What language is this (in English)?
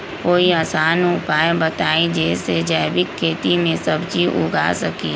Magahi